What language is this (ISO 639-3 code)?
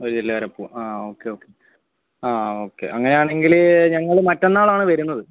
mal